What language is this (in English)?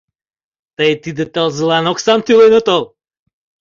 Mari